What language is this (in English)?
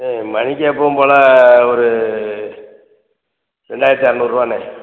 Tamil